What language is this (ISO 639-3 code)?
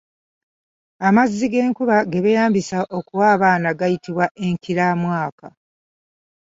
lug